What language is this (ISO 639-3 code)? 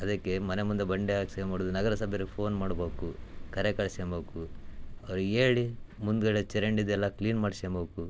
kan